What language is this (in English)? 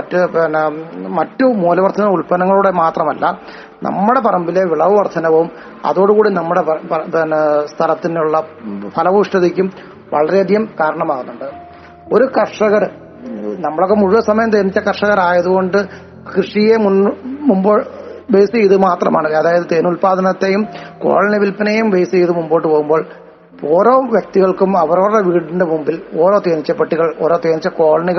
Malayalam